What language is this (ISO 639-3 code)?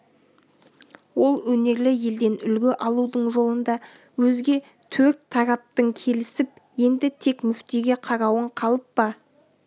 kaz